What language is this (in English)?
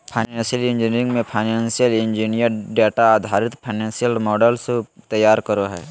Magahi